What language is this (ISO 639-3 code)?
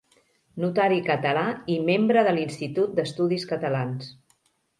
cat